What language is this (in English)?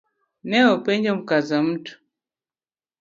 Luo (Kenya and Tanzania)